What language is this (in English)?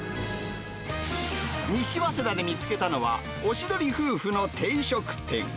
Japanese